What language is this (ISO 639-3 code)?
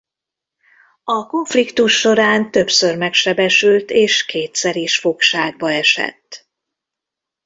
hun